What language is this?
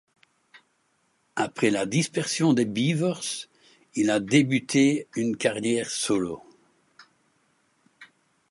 French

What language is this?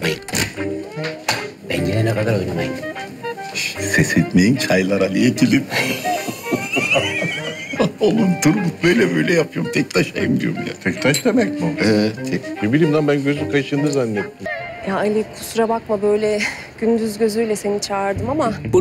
Turkish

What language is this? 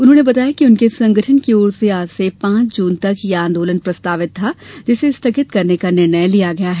Hindi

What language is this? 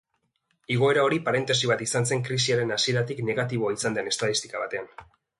Basque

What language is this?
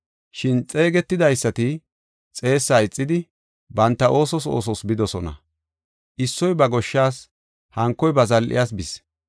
Gofa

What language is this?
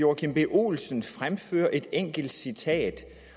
Danish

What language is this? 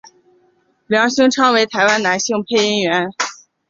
Chinese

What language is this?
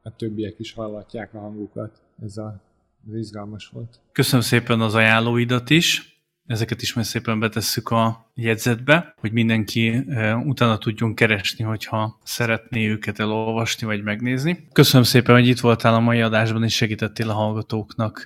Hungarian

